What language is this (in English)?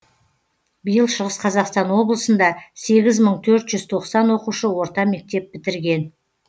Kazakh